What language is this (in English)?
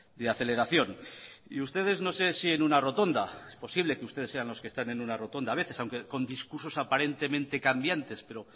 Spanish